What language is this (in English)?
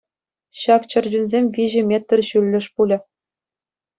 Chuvash